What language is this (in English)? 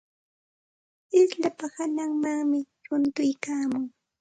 Santa Ana de Tusi Pasco Quechua